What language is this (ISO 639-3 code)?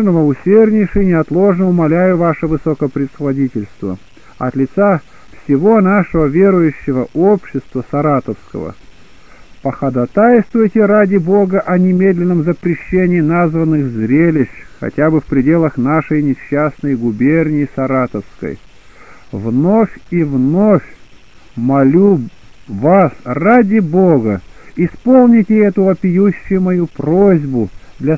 rus